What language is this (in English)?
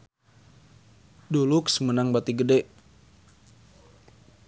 Sundanese